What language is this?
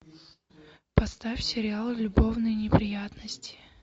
Russian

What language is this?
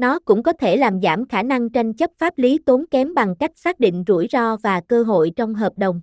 Vietnamese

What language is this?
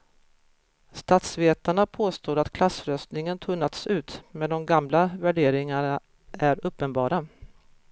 Swedish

